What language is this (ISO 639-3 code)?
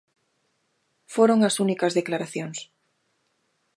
glg